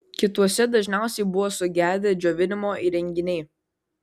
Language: Lithuanian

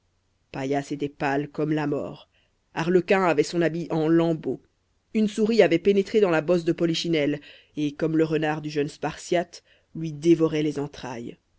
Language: French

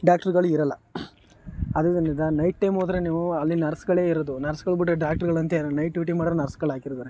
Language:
Kannada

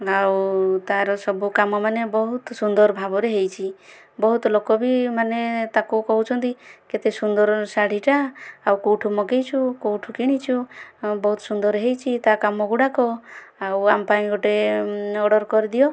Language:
Odia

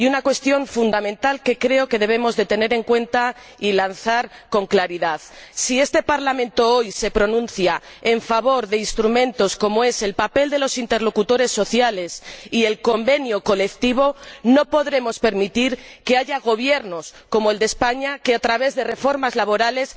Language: Spanish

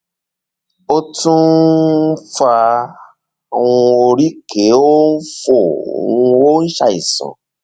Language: Yoruba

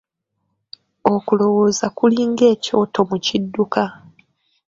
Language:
Ganda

